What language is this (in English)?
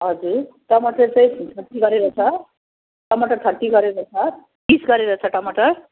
Nepali